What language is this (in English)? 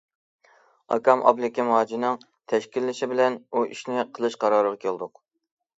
Uyghur